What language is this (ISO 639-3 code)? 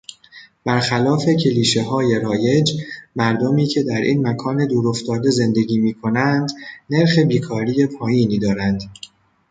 fas